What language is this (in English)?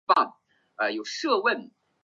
Chinese